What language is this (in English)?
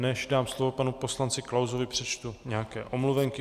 Czech